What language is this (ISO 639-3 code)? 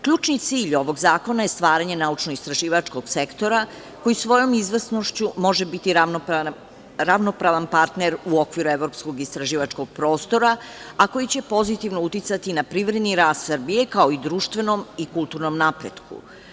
srp